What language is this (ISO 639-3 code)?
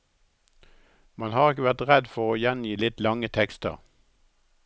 nor